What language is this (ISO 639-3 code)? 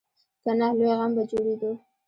pus